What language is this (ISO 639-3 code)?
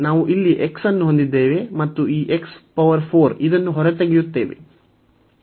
kan